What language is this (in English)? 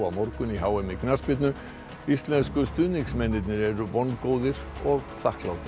Icelandic